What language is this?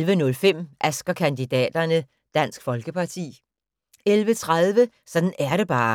Danish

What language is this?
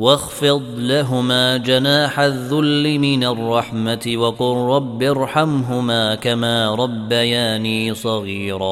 Arabic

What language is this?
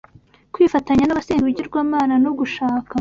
Kinyarwanda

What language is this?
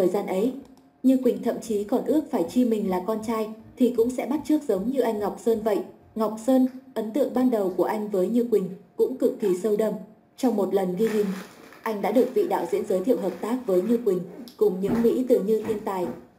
Vietnamese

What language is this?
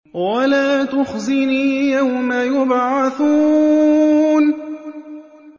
Arabic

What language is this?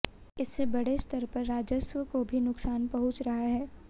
Hindi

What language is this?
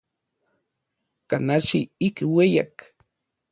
Orizaba Nahuatl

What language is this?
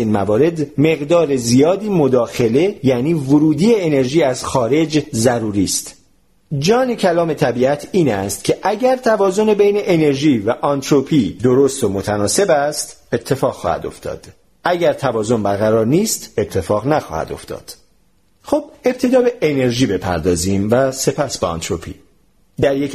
Persian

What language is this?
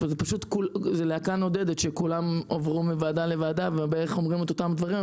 Hebrew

